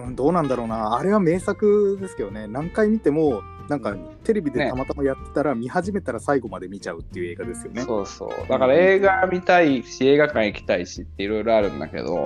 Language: Japanese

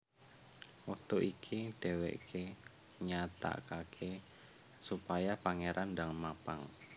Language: Javanese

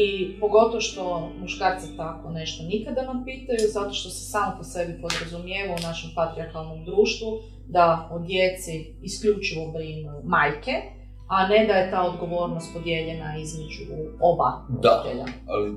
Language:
Croatian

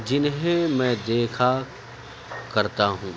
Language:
Urdu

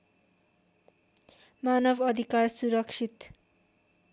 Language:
Nepali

